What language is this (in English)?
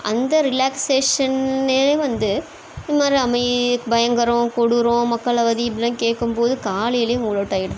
Tamil